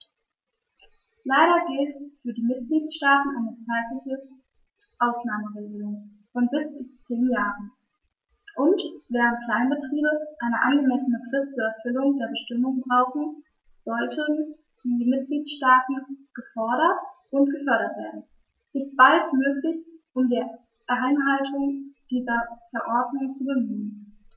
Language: German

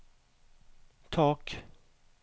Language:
Norwegian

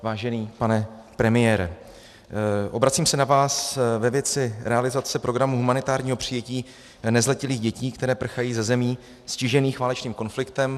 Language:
Czech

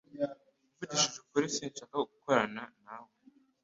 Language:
Kinyarwanda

